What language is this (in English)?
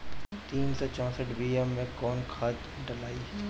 Bhojpuri